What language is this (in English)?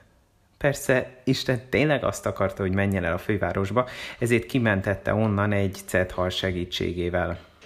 Hungarian